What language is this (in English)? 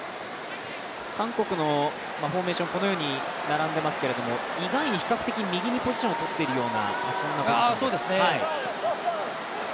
Japanese